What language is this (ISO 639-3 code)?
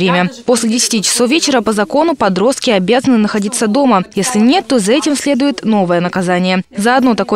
rus